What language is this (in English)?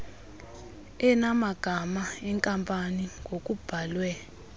Xhosa